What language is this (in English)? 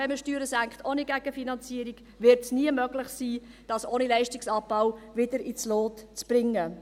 Swiss German